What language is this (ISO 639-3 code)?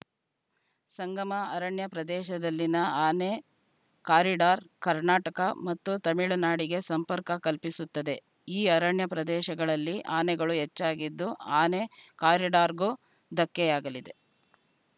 kan